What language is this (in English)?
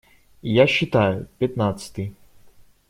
Russian